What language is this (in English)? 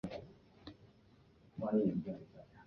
Chinese